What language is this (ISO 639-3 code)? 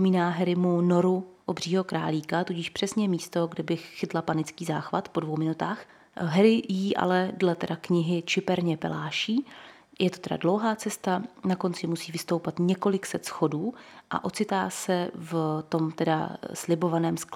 ces